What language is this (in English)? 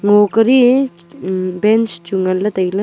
Wancho Naga